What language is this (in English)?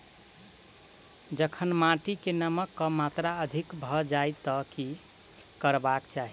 Maithili